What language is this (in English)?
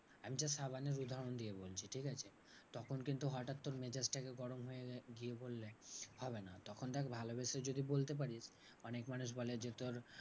Bangla